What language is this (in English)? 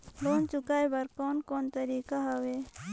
Chhattisgarhi